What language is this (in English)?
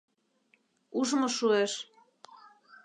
Mari